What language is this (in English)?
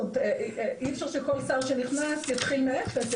Hebrew